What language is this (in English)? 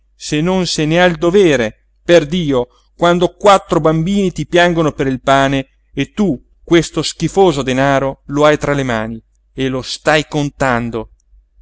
Italian